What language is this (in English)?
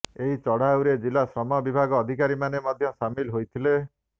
Odia